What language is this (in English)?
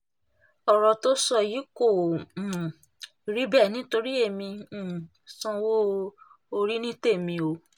Yoruba